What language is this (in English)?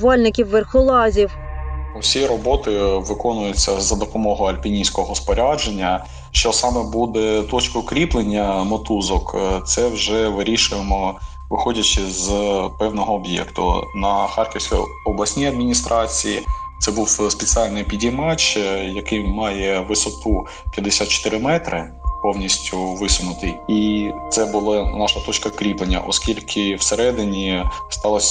Ukrainian